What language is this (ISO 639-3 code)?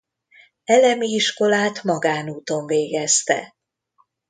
hun